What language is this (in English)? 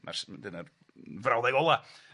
Welsh